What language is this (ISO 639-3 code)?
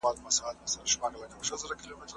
pus